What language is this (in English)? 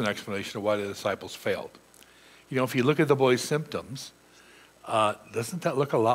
English